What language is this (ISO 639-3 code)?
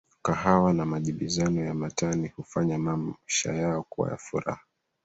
swa